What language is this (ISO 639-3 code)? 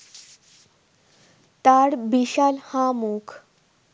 ben